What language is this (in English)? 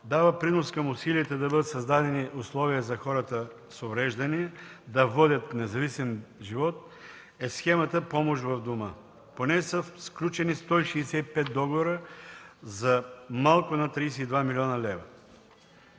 Bulgarian